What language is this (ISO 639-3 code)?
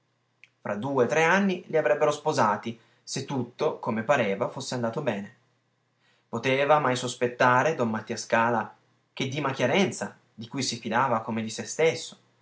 ita